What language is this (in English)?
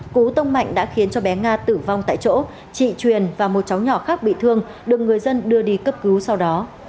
Vietnamese